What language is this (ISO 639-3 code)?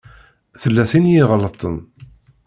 kab